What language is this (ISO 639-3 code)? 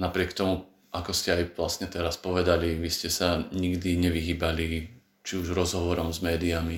slk